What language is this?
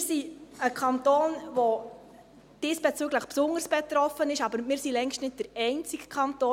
Swiss German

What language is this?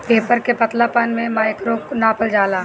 Bhojpuri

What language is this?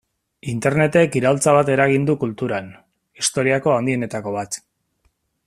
Basque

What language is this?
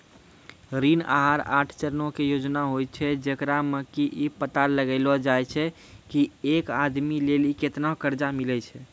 Maithili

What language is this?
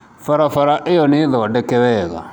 Kikuyu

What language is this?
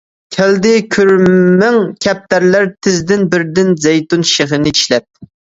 Uyghur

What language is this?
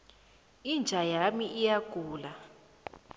South Ndebele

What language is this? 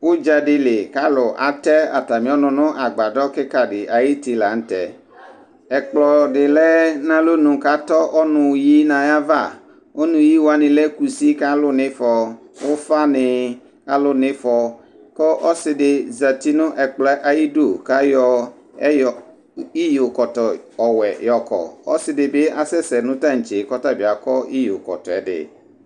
Ikposo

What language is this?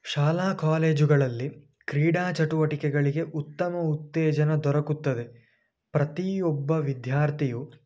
Kannada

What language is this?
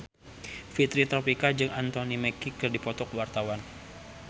Sundanese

